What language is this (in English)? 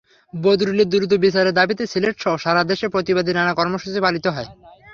Bangla